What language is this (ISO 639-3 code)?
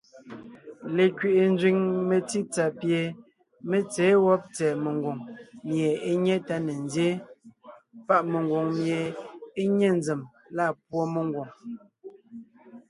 nnh